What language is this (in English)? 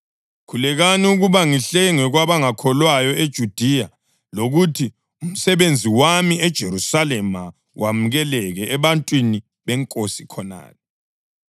North Ndebele